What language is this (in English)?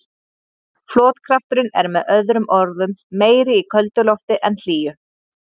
Icelandic